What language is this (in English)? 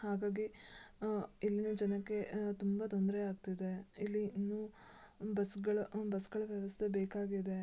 Kannada